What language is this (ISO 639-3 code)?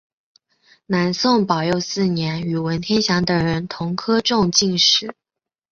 zho